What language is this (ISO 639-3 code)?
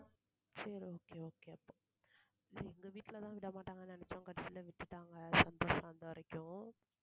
tam